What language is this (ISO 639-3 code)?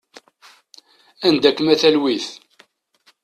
kab